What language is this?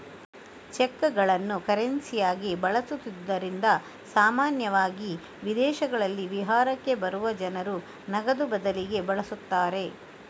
Kannada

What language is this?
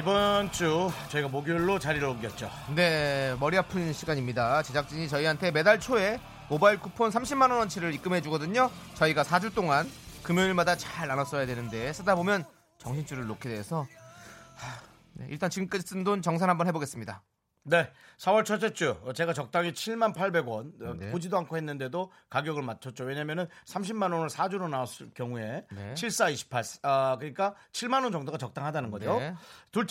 Korean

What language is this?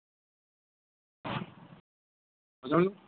Gujarati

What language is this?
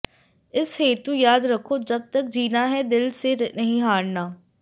Hindi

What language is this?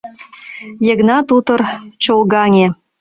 Mari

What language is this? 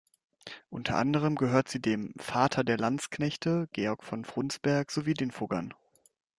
German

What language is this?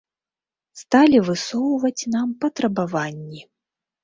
Belarusian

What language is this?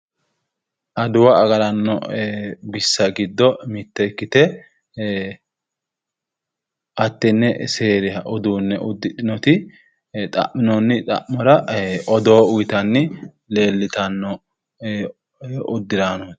Sidamo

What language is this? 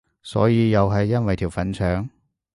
Cantonese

